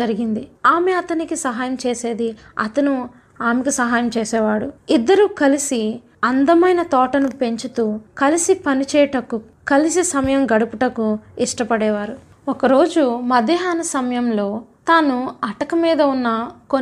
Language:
Telugu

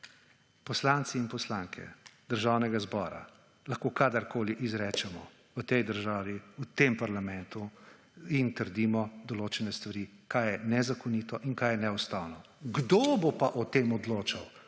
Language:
Slovenian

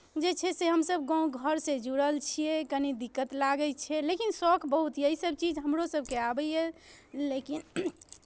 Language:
Maithili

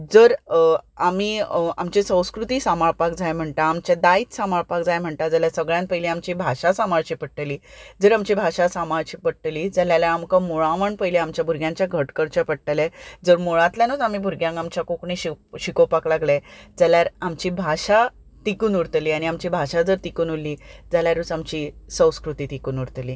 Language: Konkani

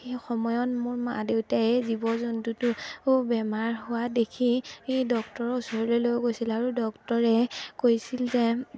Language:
Assamese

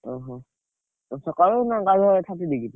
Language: Odia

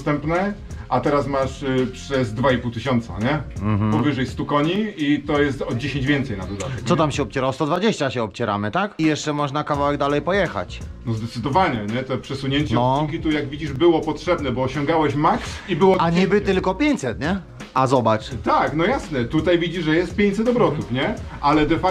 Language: Polish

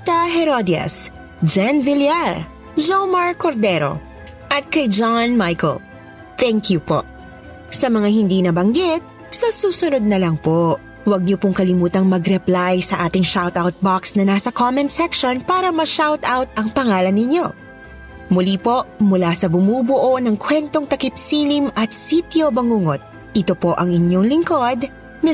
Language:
Filipino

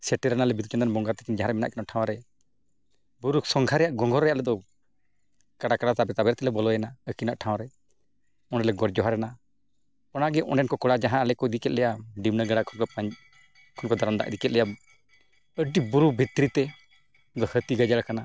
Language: Santali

